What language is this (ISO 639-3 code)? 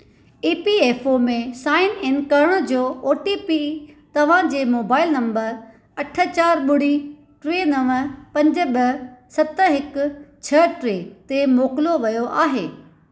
snd